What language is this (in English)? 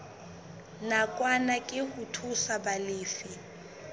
Southern Sotho